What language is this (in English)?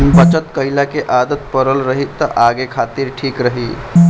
Bhojpuri